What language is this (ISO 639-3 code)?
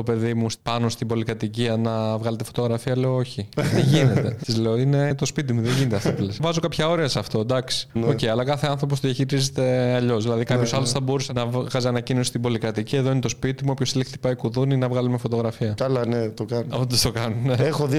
ell